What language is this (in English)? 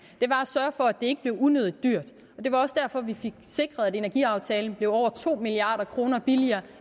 Danish